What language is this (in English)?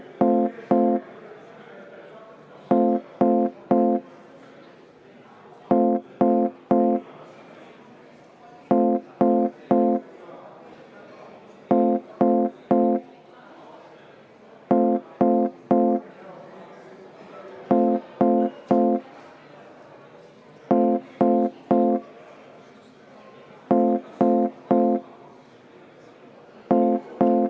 Estonian